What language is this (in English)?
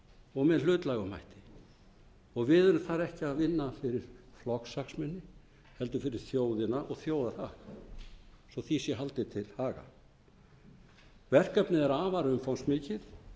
Icelandic